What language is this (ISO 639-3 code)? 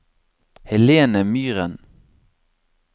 nor